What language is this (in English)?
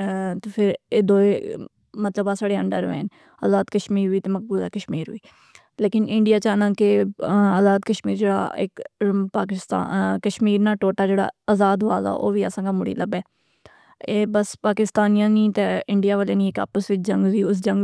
Pahari-Potwari